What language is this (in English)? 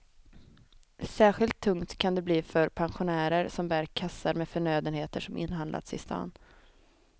Swedish